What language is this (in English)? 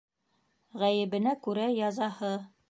Bashkir